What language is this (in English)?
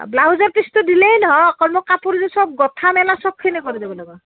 Assamese